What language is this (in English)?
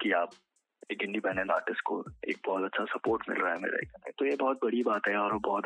Hindi